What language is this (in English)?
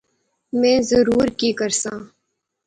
Pahari-Potwari